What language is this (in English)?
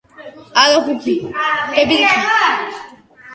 Georgian